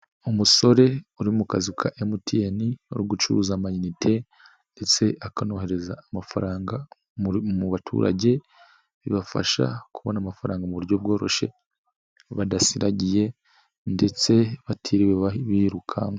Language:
Kinyarwanda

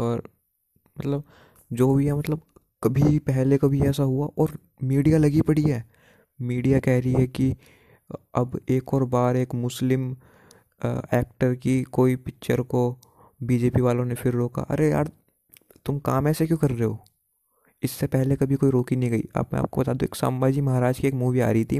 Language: Hindi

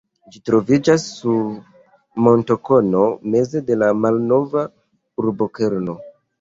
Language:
Esperanto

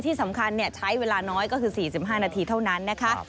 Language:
Thai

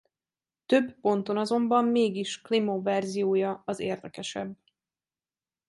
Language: Hungarian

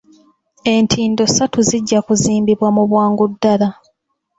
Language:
Ganda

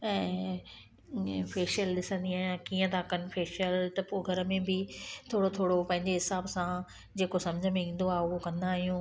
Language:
Sindhi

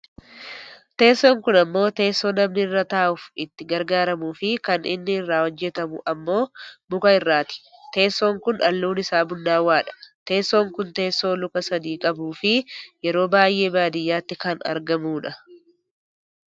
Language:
Oromo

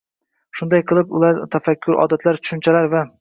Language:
Uzbek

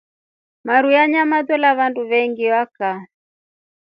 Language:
Rombo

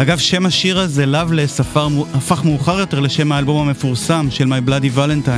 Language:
Hebrew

